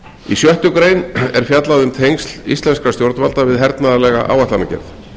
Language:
Icelandic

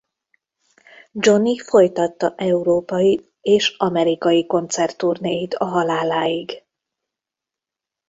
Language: Hungarian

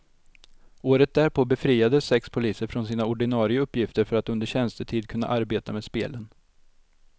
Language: Swedish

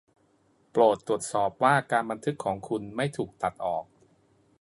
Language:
Thai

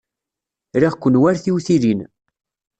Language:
Kabyle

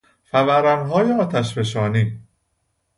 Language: Persian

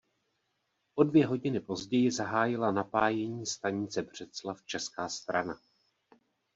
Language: Czech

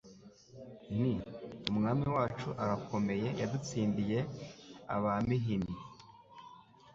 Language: Kinyarwanda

